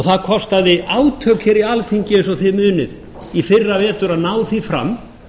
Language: Icelandic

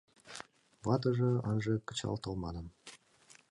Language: Mari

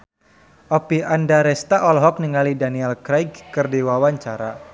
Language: Sundanese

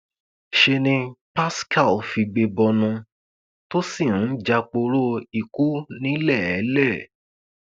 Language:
Yoruba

